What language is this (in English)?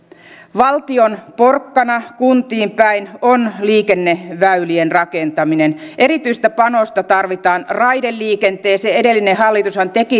Finnish